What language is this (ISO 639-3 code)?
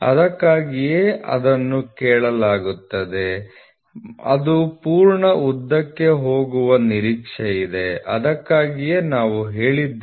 kan